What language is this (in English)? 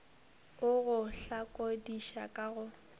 Northern Sotho